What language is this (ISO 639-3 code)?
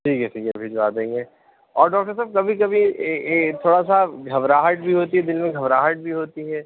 urd